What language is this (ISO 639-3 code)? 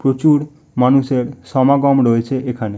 ben